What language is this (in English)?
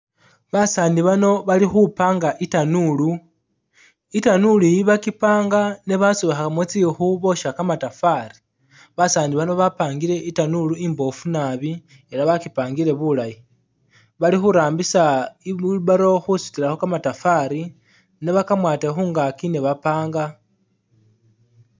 Masaaba